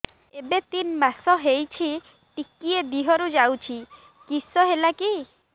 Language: Odia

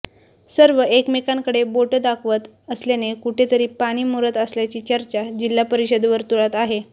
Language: Marathi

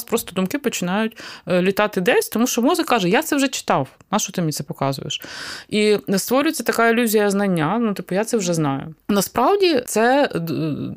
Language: Ukrainian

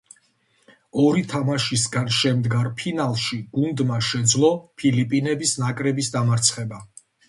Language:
Georgian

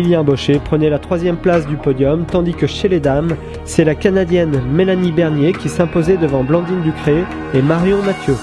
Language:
French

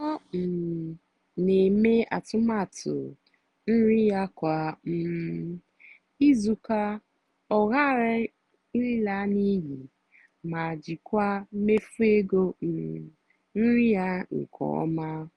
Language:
Igbo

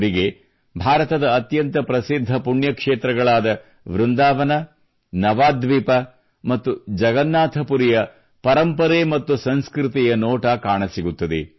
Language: Kannada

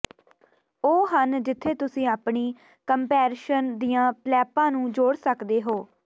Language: Punjabi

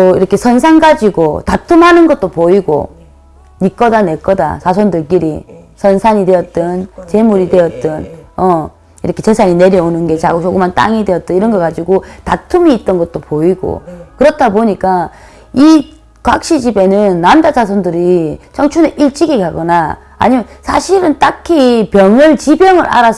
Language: Korean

